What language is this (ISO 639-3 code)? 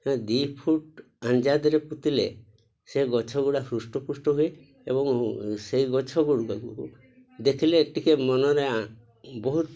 ori